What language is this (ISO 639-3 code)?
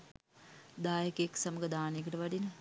sin